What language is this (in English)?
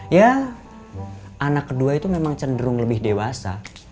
Indonesian